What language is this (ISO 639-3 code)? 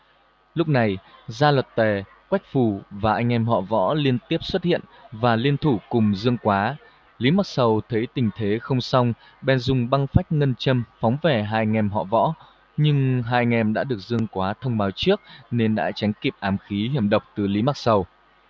vie